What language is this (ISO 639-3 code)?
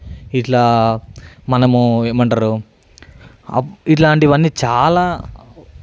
tel